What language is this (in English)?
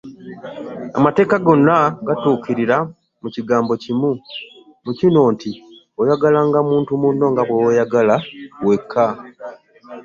Ganda